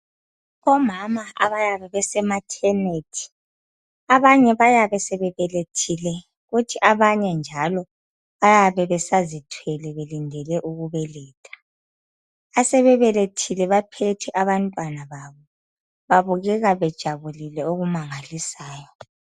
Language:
North Ndebele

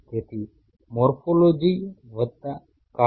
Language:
Gujarati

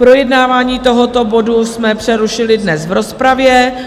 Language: Czech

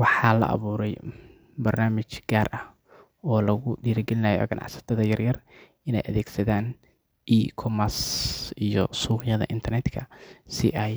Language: Somali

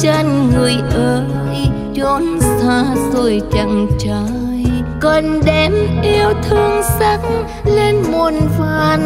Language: Vietnamese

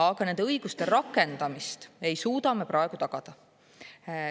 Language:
Estonian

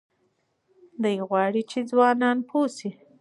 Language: Pashto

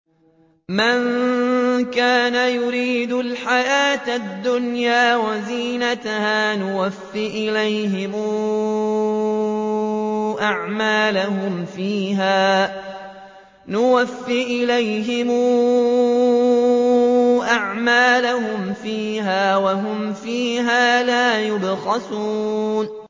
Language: Arabic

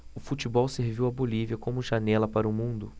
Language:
Portuguese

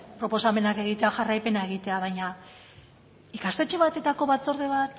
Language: Basque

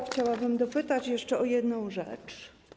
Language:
Polish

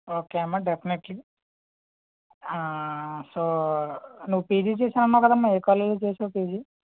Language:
Telugu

